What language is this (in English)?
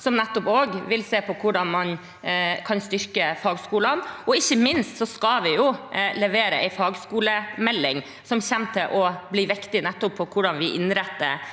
Norwegian